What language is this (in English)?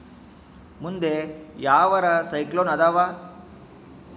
Kannada